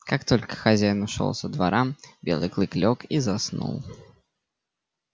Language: Russian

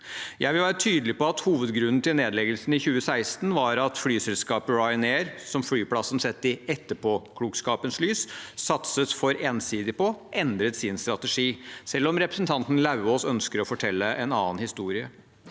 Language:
Norwegian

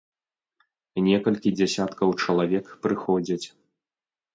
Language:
Belarusian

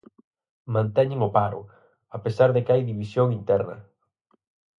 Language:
Galician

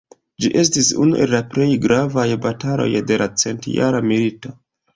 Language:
Esperanto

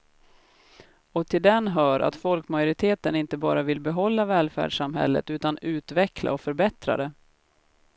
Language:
Swedish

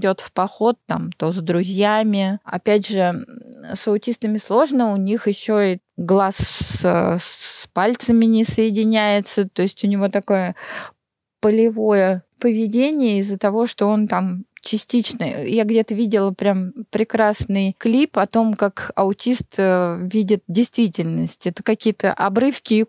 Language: Russian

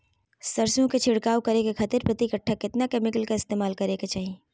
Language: Magahi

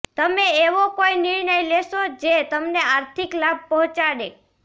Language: Gujarati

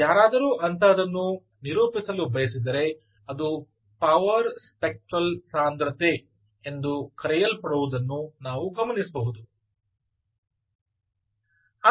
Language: Kannada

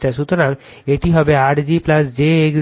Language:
Bangla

